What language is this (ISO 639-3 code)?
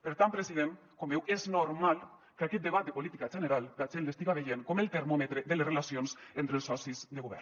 cat